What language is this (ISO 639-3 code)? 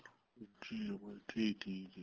pan